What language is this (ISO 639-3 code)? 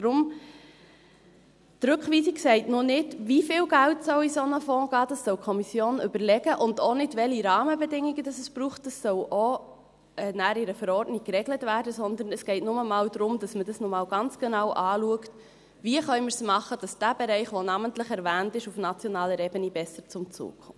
gsw